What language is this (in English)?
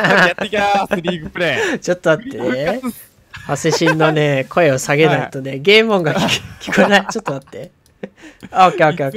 Japanese